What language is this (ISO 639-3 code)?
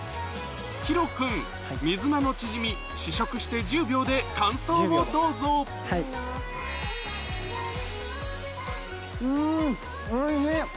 jpn